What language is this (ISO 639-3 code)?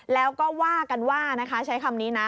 tha